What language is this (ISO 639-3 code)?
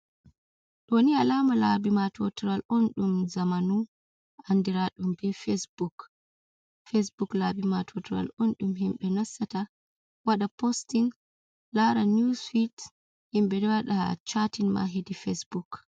ful